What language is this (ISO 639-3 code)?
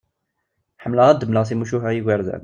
kab